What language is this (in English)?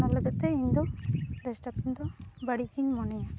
Santali